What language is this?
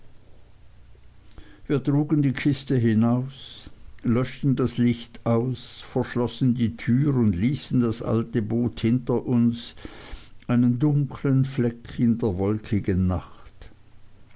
German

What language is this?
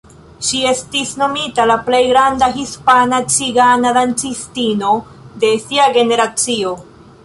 Esperanto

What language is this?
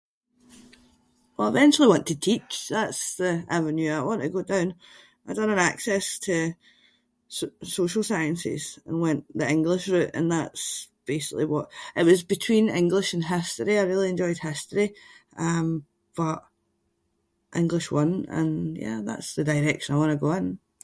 Scots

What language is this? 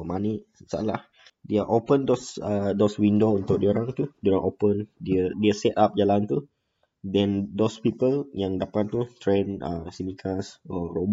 Malay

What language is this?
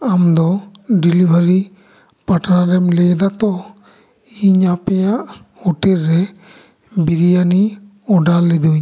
Santali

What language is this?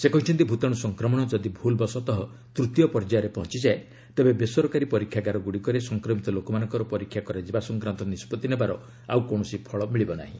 Odia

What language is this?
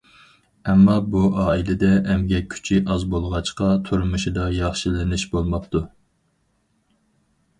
Uyghur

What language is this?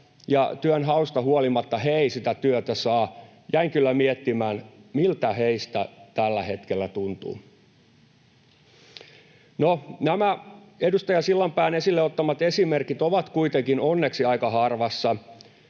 Finnish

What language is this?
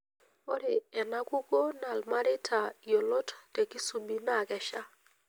Masai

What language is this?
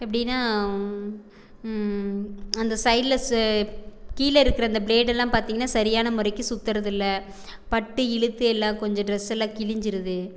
Tamil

